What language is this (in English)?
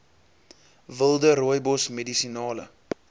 Afrikaans